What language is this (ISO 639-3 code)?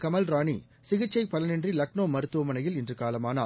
tam